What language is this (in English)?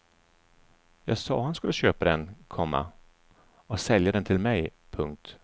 Swedish